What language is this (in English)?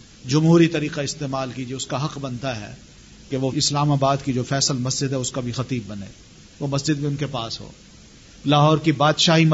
Urdu